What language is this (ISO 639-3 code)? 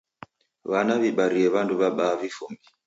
dav